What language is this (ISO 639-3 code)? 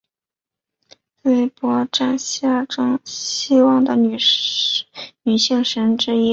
zho